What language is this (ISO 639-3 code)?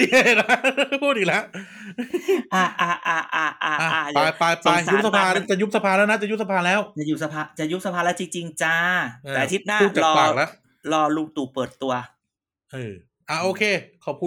tha